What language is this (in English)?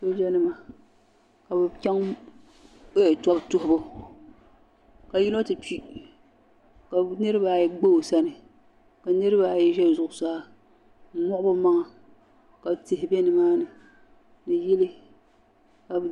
Dagbani